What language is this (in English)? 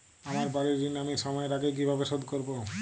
Bangla